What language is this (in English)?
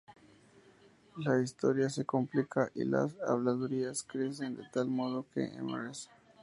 Spanish